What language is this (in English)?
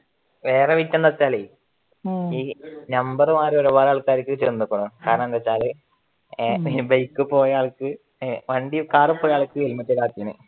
Malayalam